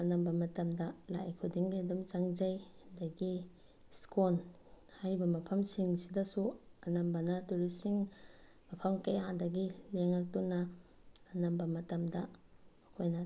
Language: Manipuri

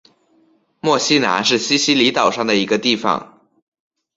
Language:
Chinese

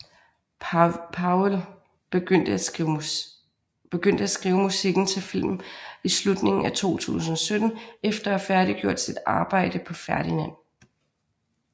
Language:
Danish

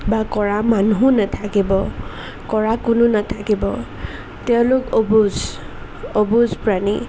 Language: Assamese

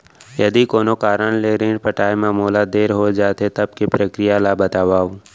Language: Chhattisgarhi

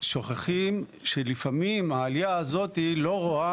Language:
Hebrew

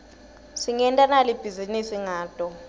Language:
Swati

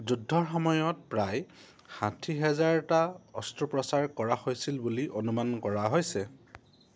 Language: Assamese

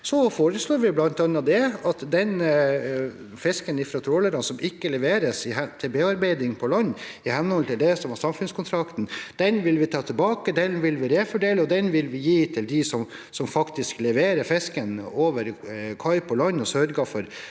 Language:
Norwegian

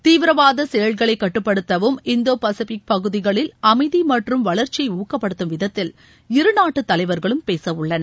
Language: Tamil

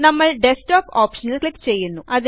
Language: Malayalam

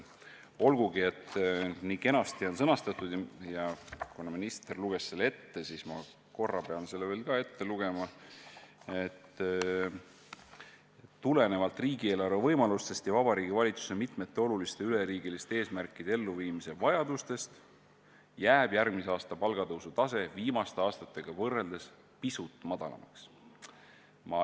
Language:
Estonian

